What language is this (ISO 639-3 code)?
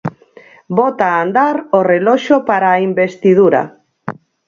glg